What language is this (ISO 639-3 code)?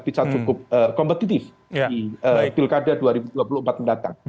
ind